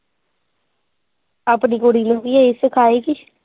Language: Punjabi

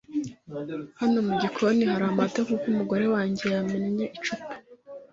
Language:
Kinyarwanda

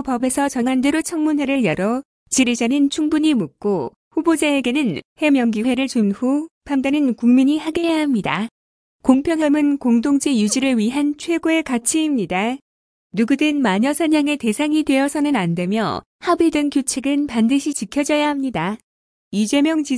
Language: Korean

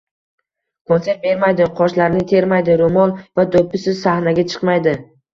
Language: Uzbek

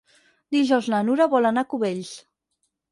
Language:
Catalan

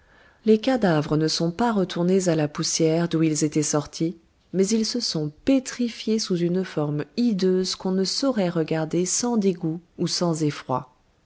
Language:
French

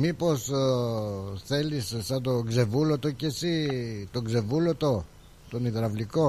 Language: Greek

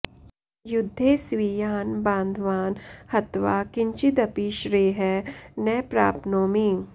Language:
Sanskrit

